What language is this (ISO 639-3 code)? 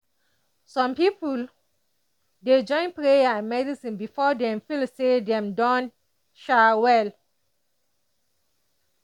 pcm